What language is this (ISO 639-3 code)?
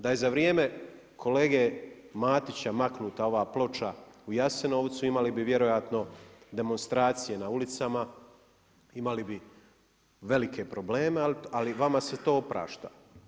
hrv